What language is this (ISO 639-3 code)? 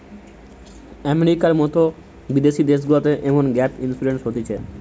ben